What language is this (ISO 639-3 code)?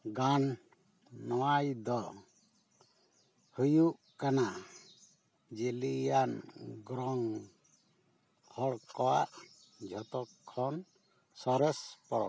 sat